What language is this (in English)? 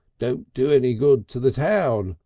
English